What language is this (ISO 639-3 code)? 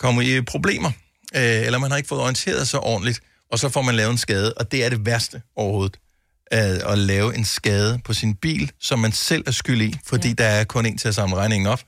dan